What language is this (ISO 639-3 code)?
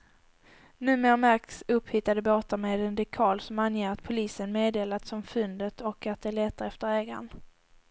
swe